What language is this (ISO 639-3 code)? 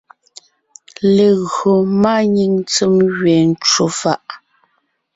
nnh